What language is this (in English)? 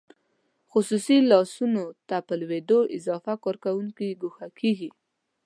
Pashto